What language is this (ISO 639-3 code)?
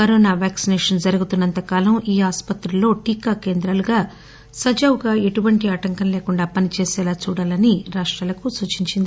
tel